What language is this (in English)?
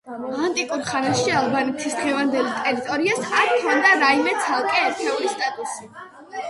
Georgian